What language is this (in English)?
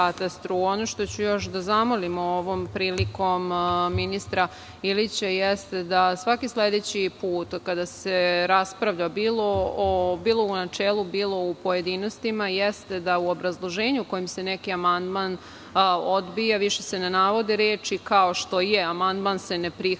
Serbian